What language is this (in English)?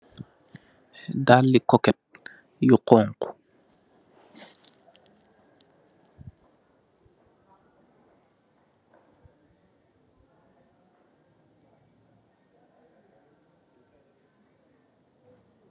Wolof